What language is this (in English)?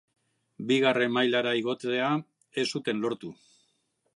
Basque